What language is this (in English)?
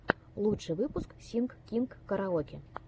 Russian